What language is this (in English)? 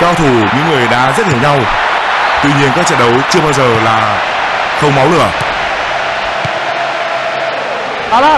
Vietnamese